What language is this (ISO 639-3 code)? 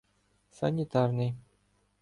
ukr